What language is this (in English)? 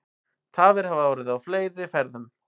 Icelandic